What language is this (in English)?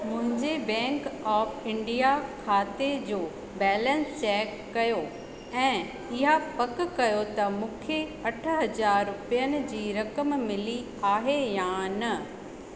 Sindhi